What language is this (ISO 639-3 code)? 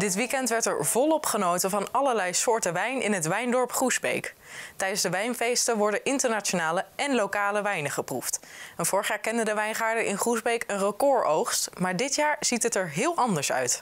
nld